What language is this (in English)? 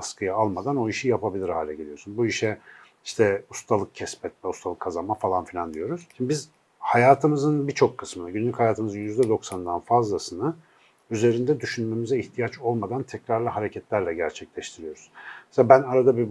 Turkish